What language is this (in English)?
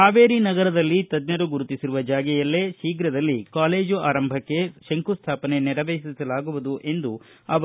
Kannada